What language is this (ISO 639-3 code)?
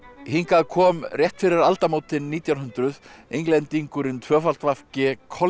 isl